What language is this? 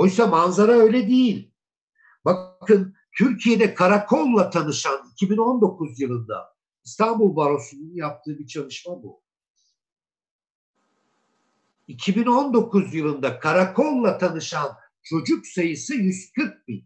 Turkish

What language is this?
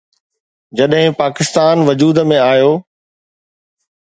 Sindhi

